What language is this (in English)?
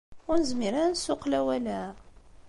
Kabyle